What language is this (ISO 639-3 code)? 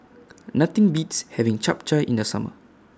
eng